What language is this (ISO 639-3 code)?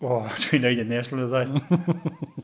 cym